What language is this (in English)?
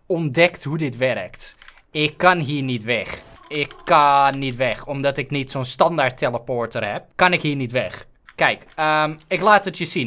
Dutch